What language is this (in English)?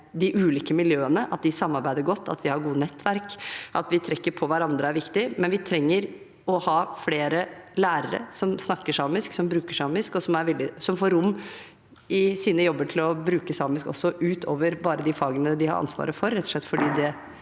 Norwegian